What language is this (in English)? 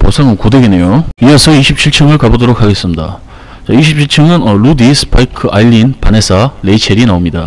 Korean